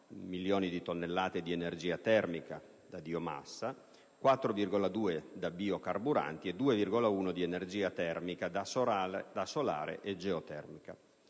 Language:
Italian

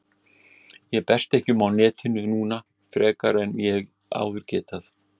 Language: Icelandic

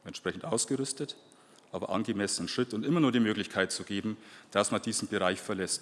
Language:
German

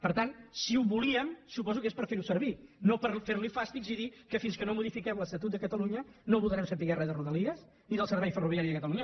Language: Catalan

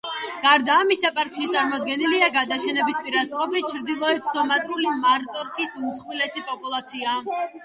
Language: Georgian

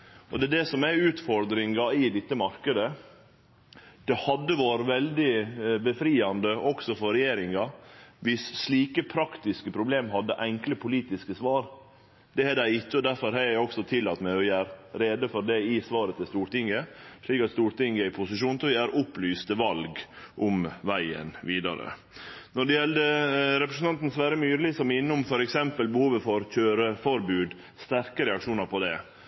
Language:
Norwegian Nynorsk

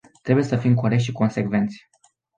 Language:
Romanian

